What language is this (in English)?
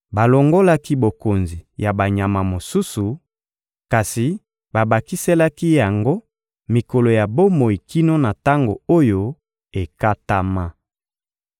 Lingala